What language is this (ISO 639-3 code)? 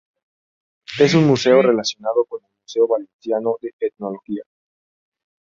spa